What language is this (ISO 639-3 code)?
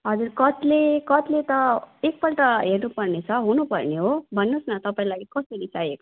nep